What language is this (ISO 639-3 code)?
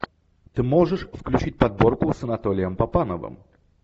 rus